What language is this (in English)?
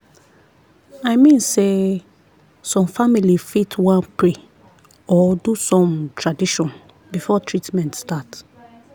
Nigerian Pidgin